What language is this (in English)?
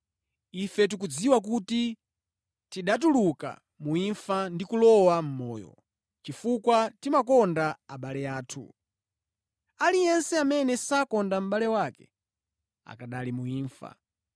Nyanja